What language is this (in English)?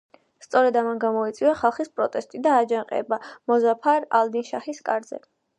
Georgian